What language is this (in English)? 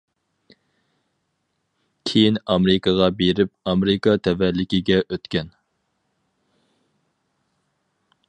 Uyghur